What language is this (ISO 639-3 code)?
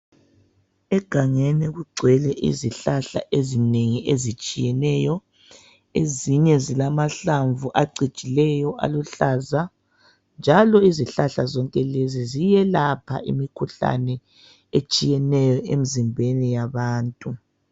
nde